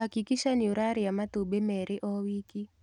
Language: Kikuyu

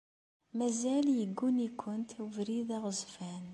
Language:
Kabyle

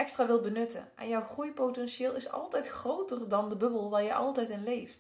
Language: Dutch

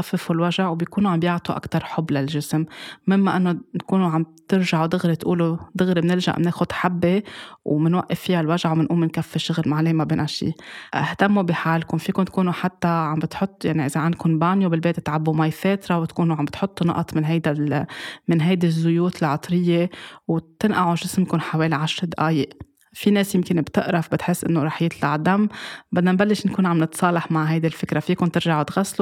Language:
Arabic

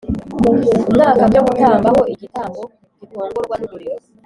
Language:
Kinyarwanda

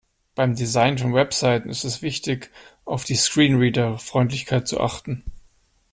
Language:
German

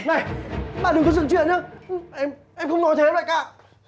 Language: Vietnamese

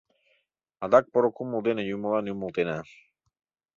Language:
Mari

